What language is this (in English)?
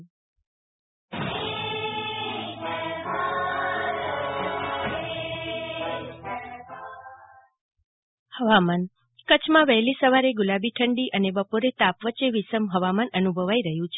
Gujarati